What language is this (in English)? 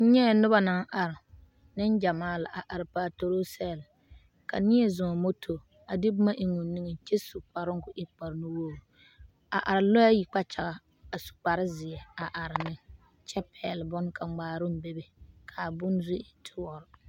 Southern Dagaare